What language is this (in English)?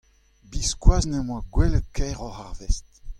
Breton